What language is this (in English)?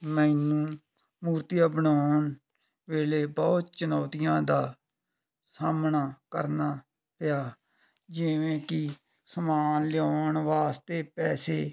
Punjabi